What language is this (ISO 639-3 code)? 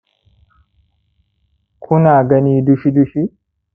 hau